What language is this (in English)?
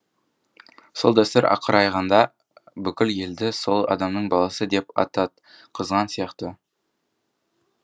Kazakh